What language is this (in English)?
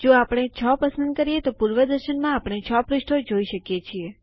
Gujarati